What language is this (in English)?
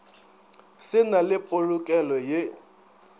Northern Sotho